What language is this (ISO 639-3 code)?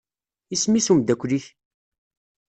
kab